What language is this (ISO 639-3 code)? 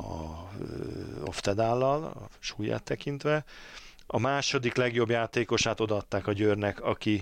hun